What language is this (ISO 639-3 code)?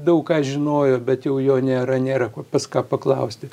lit